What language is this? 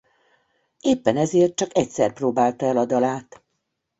Hungarian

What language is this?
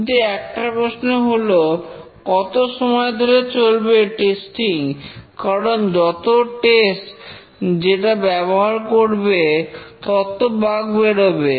Bangla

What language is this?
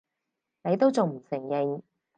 Cantonese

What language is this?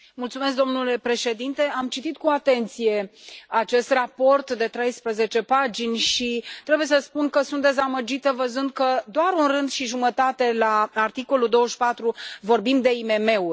Romanian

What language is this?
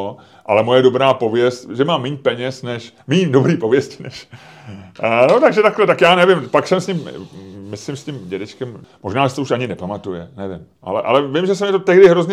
Czech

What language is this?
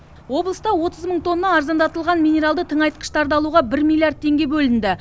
Kazakh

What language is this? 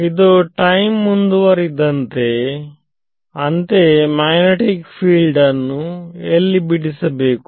Kannada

